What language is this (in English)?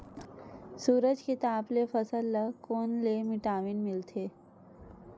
Chhattisgarhi